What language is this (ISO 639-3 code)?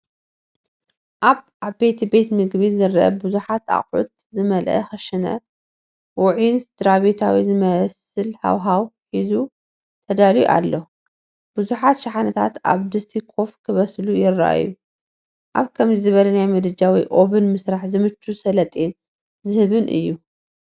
tir